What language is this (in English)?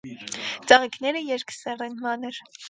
Armenian